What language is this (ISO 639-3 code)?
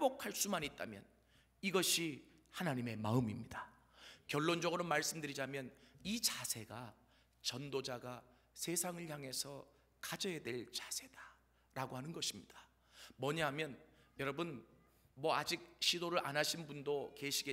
kor